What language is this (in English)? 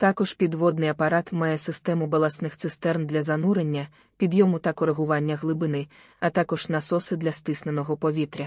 Ukrainian